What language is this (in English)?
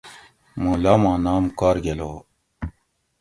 Gawri